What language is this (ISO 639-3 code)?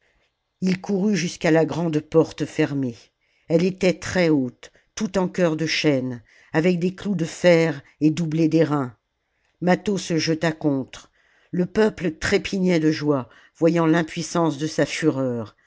fra